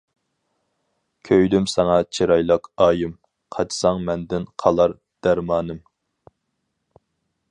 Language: Uyghur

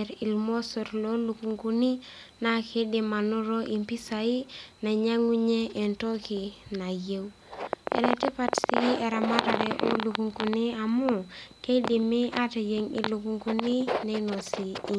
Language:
Masai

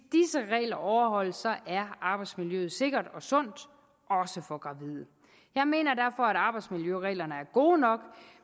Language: Danish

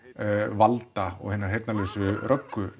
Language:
Icelandic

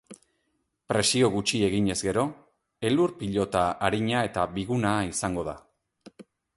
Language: Basque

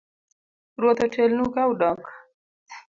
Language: Luo (Kenya and Tanzania)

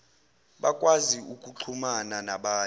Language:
Zulu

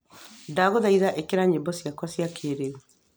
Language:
Kikuyu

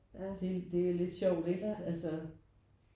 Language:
Danish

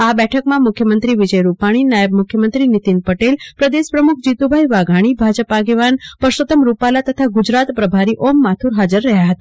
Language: Gujarati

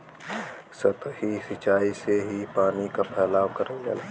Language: Bhojpuri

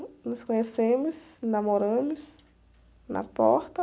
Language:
Portuguese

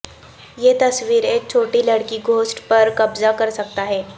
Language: Urdu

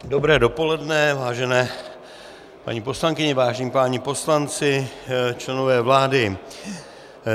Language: Czech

